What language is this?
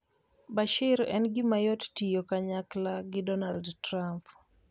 Luo (Kenya and Tanzania)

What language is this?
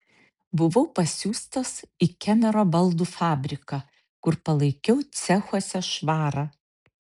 Lithuanian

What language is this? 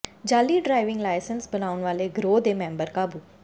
Punjabi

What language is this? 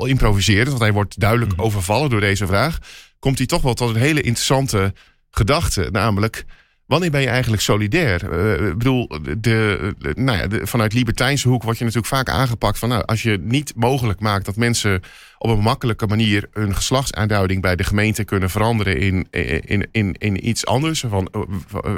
Dutch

